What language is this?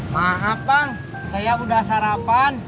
Indonesian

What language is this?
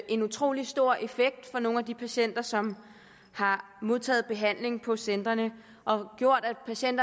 Danish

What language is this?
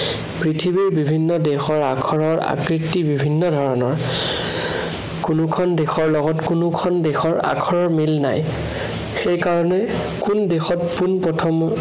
Assamese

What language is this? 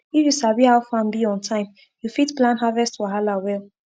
Nigerian Pidgin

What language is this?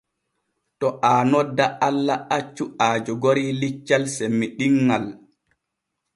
Borgu Fulfulde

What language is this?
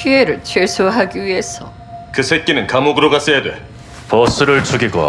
Korean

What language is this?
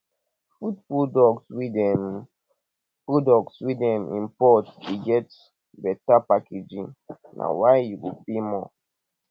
Nigerian Pidgin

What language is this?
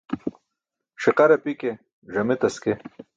Burushaski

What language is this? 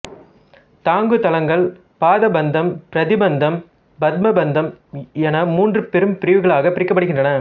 Tamil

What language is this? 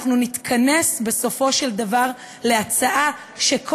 Hebrew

